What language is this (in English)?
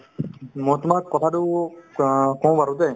Assamese